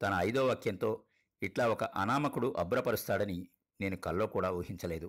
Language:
Telugu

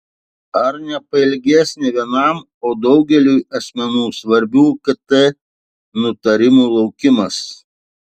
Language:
Lithuanian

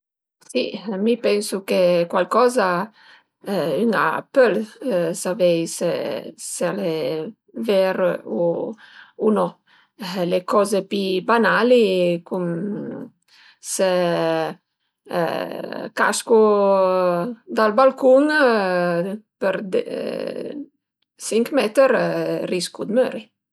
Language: Piedmontese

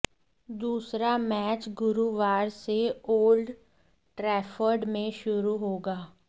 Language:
Hindi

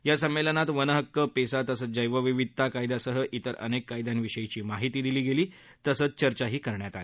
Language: Marathi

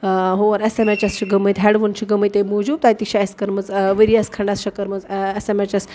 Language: Kashmiri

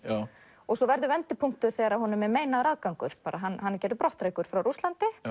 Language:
Icelandic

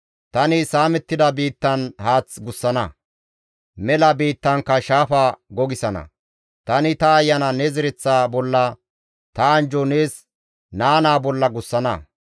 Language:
Gamo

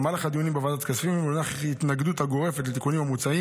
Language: Hebrew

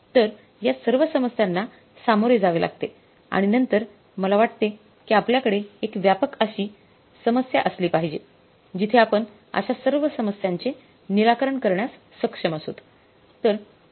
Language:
Marathi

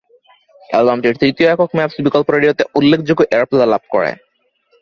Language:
Bangla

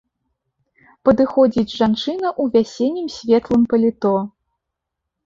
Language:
Belarusian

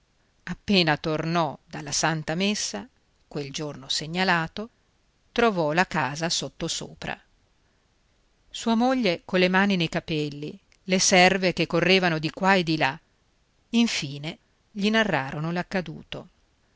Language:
Italian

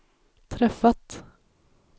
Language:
Swedish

